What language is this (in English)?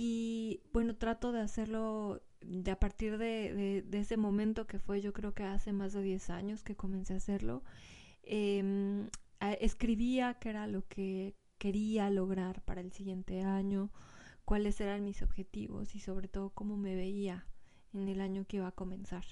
Spanish